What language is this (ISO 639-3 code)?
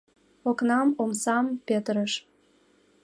chm